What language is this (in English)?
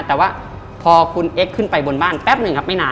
Thai